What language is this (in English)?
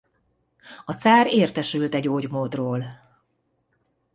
Hungarian